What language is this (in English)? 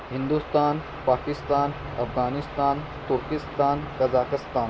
Urdu